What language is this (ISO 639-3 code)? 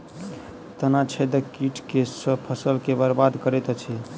mai